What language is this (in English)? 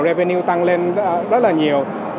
Vietnamese